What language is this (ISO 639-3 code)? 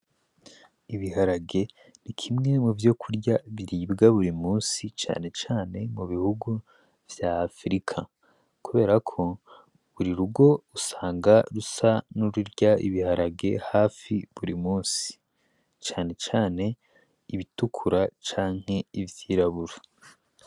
run